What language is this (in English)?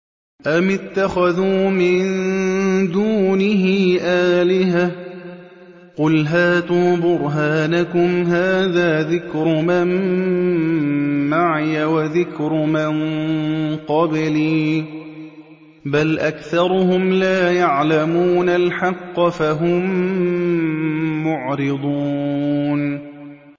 Arabic